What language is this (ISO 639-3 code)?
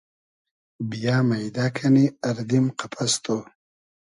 haz